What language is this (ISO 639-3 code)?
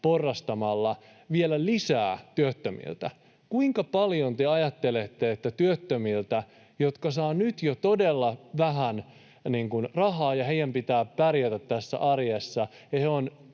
fin